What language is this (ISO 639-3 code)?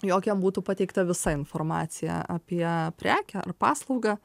lit